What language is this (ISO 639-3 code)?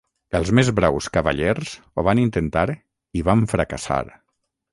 cat